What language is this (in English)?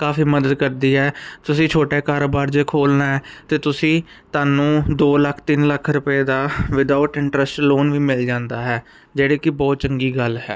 Punjabi